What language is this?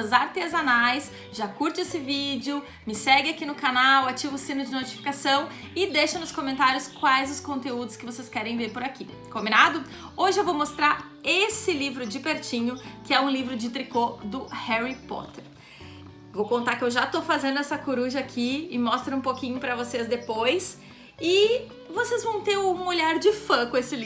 Portuguese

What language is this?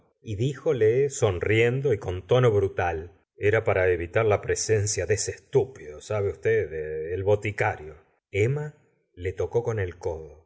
Spanish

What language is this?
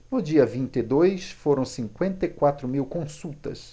Portuguese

